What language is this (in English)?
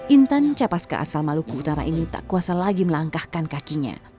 Indonesian